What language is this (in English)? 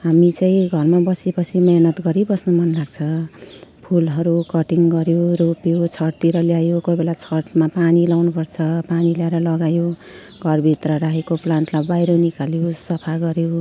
Nepali